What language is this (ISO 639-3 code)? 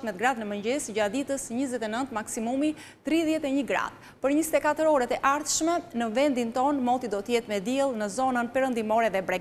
ron